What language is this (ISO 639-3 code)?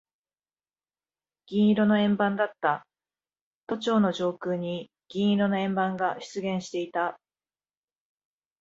jpn